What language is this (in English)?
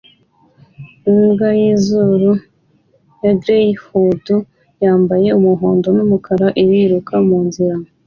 Kinyarwanda